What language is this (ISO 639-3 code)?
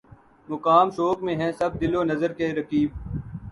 urd